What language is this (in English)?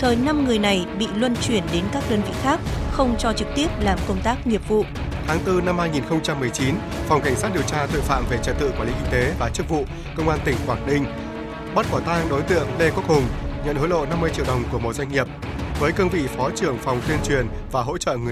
Vietnamese